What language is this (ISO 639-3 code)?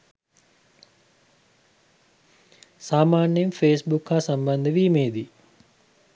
sin